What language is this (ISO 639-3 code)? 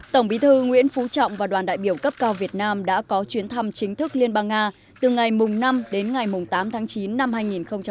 vie